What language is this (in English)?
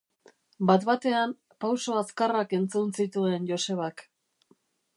Basque